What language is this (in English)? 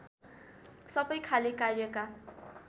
Nepali